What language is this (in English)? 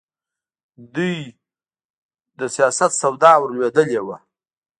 Pashto